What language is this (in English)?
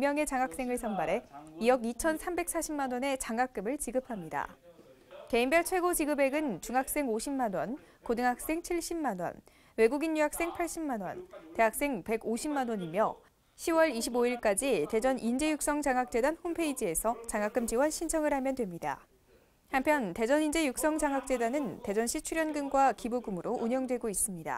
Korean